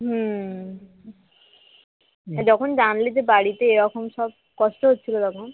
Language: Bangla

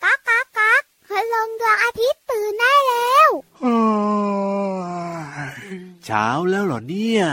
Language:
Thai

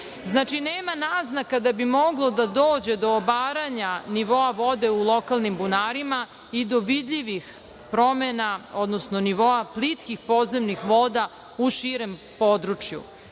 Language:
Serbian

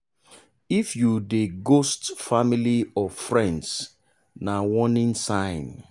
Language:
Nigerian Pidgin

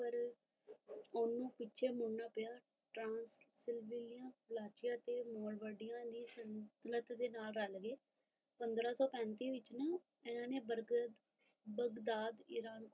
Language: Punjabi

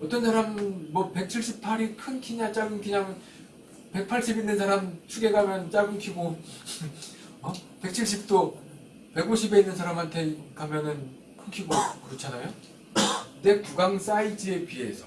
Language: Korean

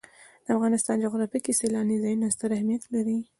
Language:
Pashto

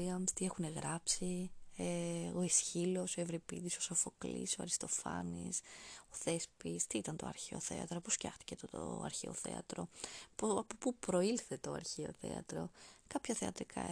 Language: Greek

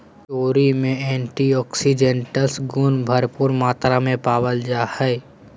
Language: Magahi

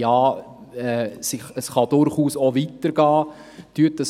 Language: Swiss German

